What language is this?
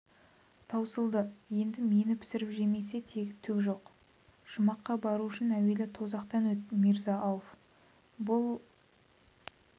Kazakh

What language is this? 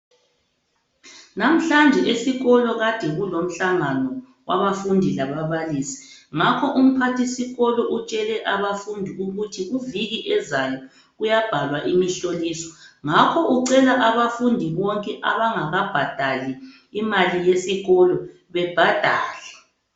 North Ndebele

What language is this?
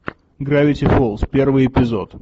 Russian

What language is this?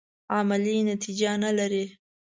Pashto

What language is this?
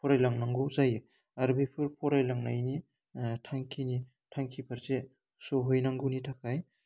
Bodo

